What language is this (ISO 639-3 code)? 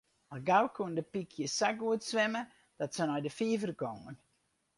fry